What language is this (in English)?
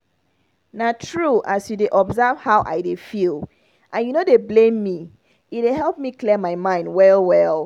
Nigerian Pidgin